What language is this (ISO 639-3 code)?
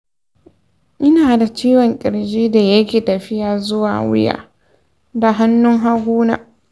hau